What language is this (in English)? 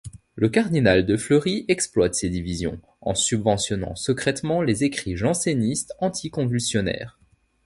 French